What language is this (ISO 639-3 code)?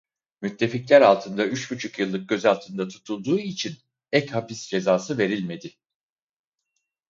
tur